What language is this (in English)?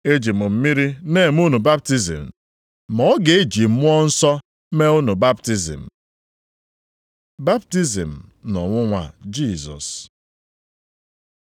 Igbo